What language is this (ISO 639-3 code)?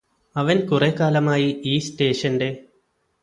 mal